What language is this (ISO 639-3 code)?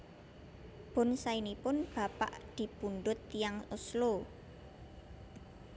jav